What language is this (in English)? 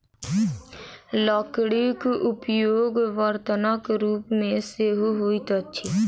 Maithili